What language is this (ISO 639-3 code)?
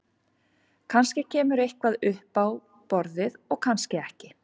isl